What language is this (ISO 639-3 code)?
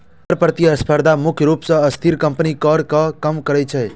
mai